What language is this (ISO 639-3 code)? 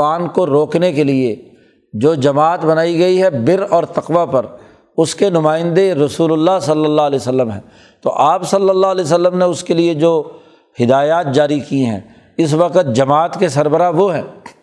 urd